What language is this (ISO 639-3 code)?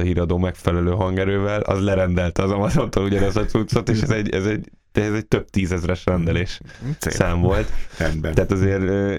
hun